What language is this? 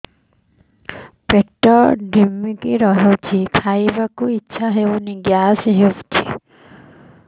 Odia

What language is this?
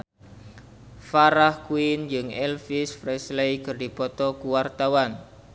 Sundanese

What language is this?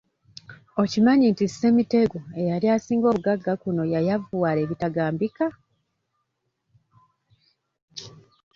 Ganda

